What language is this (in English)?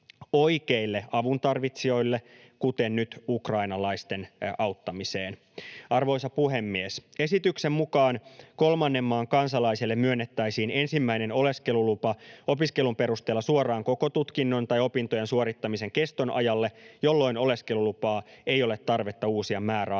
Finnish